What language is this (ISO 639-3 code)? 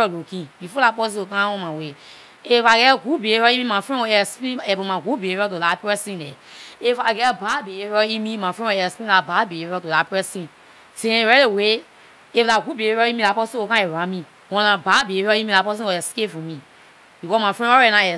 lir